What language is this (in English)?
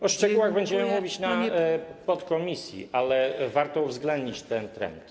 Polish